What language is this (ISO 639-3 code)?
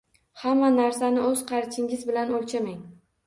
uzb